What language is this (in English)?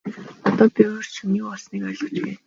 Mongolian